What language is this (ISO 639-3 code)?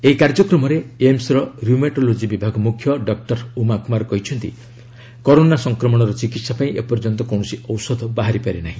ori